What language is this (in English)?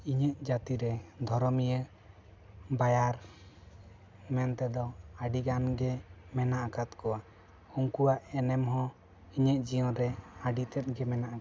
Santali